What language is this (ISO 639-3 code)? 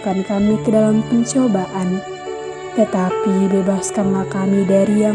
ind